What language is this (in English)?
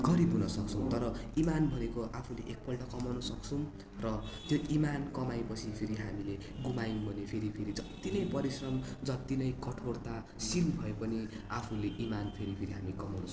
Nepali